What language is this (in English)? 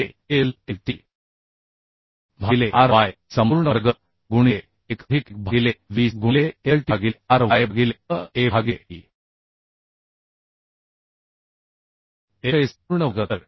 Marathi